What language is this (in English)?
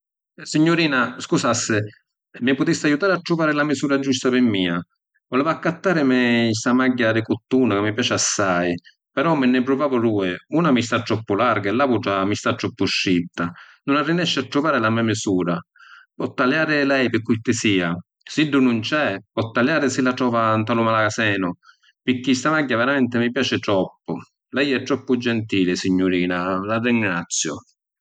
Sicilian